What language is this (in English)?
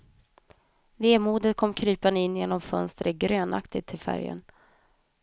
Swedish